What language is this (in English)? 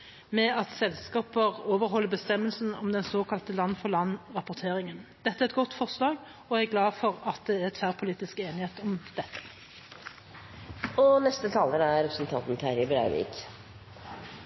Norwegian